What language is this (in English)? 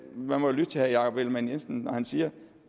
Danish